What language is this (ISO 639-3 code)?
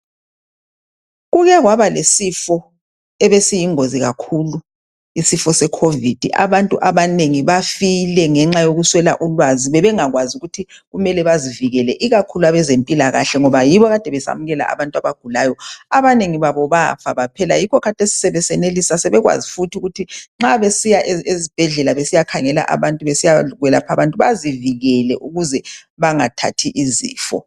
nde